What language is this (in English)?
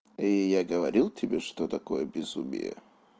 Russian